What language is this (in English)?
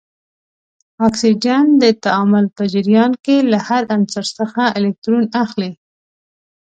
Pashto